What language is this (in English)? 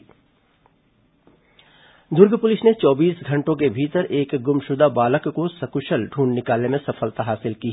Hindi